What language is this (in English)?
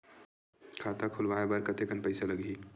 Chhattisgarhi